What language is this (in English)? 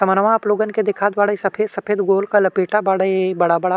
Bhojpuri